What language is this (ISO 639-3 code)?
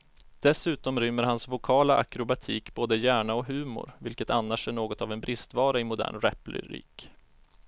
swe